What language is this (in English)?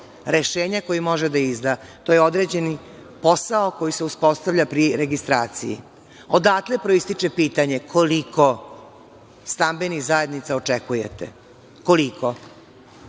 Serbian